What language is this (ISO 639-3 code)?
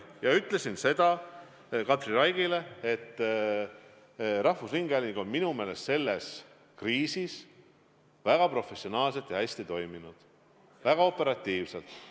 est